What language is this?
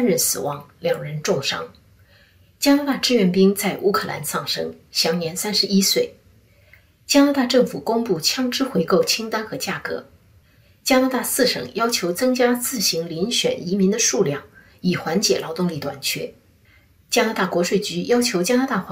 Chinese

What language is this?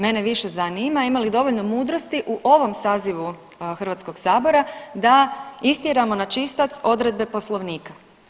Croatian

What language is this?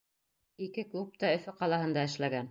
Bashkir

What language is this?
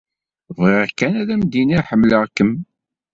Kabyle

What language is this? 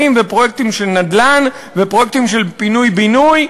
Hebrew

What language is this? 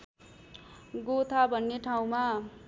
Nepali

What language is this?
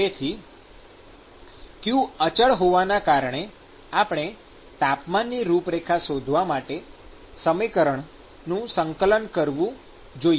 Gujarati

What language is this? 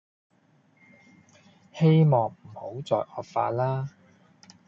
Cantonese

